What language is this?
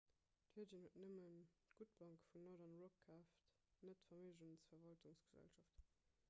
Luxembourgish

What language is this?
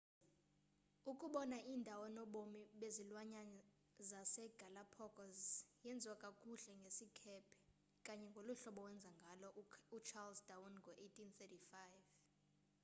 Xhosa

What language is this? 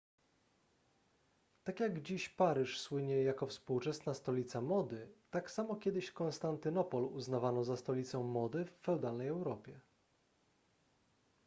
Polish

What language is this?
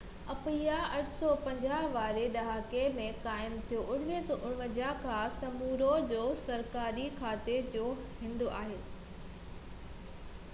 Sindhi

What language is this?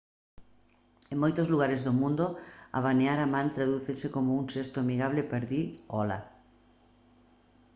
Galician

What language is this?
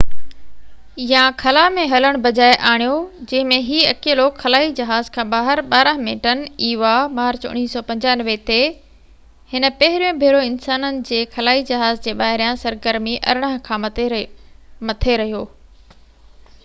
Sindhi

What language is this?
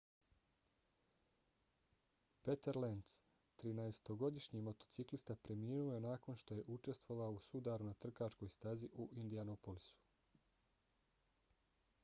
Bosnian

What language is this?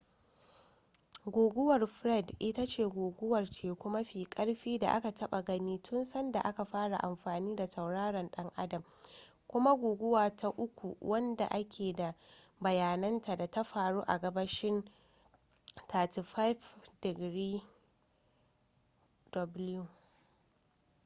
Hausa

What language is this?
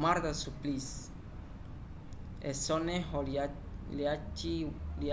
Umbundu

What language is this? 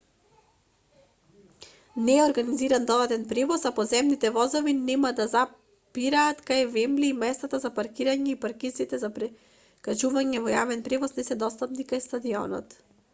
Macedonian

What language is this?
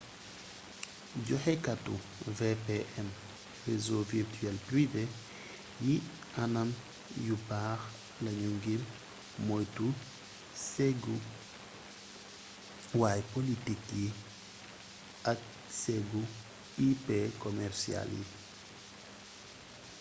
Wolof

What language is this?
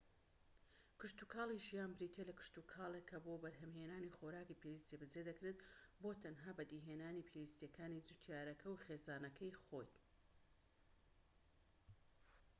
Central Kurdish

